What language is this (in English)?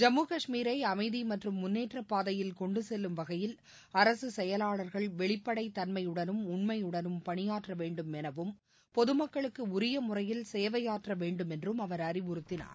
Tamil